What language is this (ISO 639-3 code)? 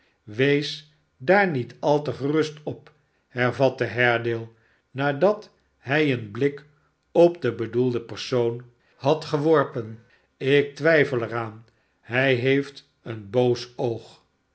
nld